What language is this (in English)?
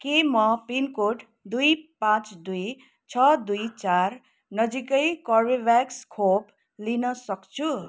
Nepali